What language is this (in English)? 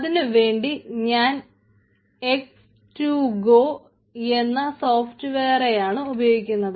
Malayalam